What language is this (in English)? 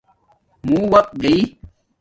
Domaaki